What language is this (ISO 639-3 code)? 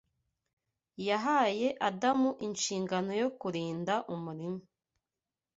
kin